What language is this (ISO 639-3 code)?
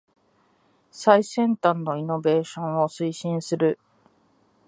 jpn